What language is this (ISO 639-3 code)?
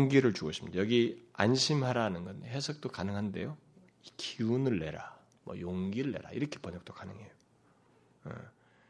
kor